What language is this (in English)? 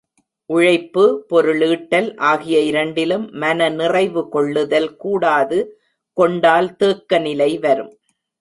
Tamil